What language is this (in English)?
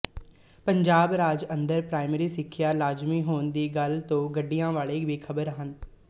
Punjabi